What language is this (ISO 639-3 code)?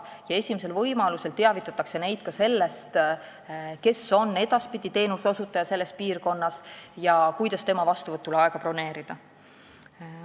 est